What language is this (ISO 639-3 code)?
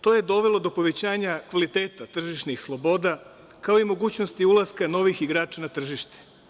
srp